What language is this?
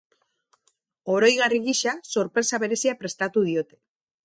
Basque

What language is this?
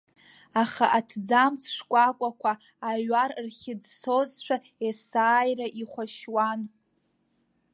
Abkhazian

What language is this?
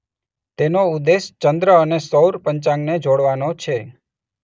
Gujarati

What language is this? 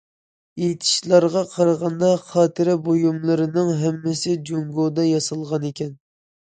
Uyghur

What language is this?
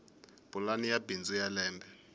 Tsonga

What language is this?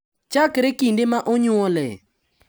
Luo (Kenya and Tanzania)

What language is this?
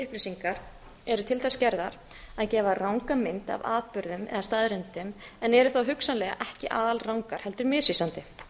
Icelandic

